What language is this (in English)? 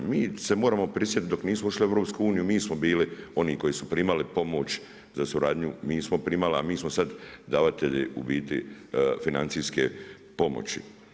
Croatian